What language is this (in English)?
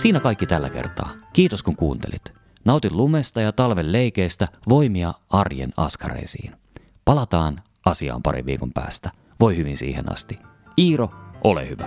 Finnish